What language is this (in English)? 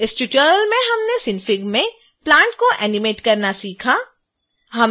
Hindi